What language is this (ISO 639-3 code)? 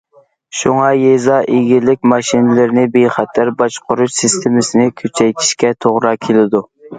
uig